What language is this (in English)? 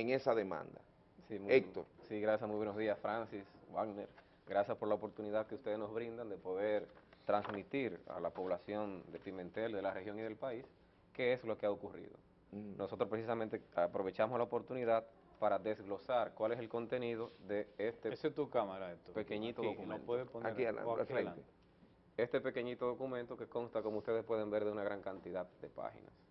Spanish